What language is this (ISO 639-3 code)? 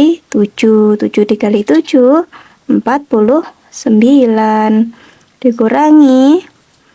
ind